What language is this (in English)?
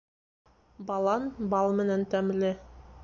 Bashkir